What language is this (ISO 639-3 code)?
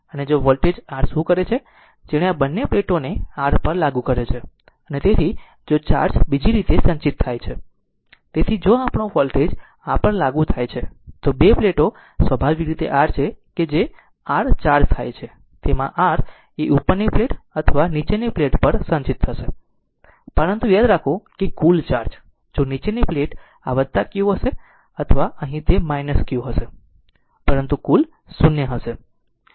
guj